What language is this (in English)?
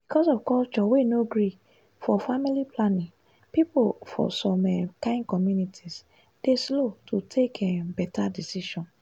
Nigerian Pidgin